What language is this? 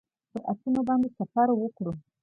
Pashto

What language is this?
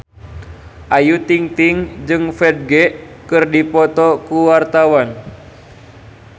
Sundanese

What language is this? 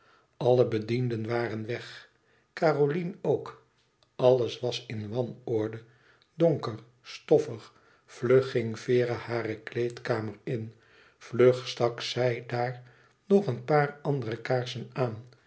Dutch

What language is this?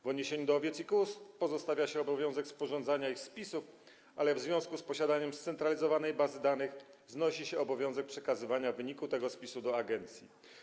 Polish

